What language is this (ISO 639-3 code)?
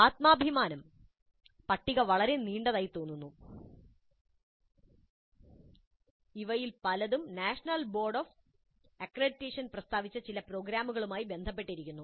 mal